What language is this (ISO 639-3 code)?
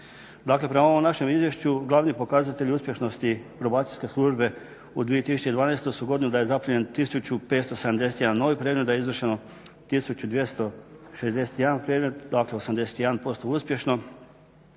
hrv